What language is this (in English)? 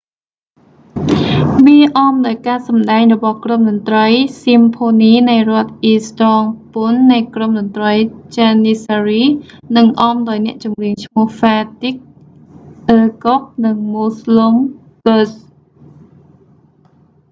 Khmer